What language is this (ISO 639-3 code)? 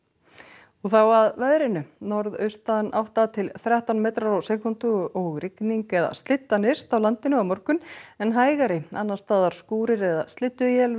isl